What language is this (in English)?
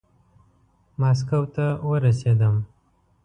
Pashto